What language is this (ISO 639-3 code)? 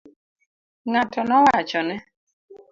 luo